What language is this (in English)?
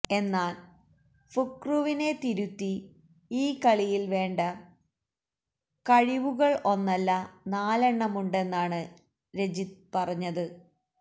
Malayalam